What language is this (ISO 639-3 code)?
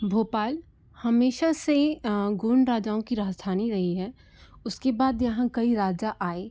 hin